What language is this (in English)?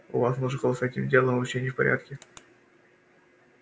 Russian